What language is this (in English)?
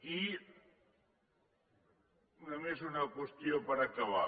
Catalan